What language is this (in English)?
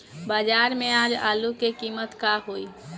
Bhojpuri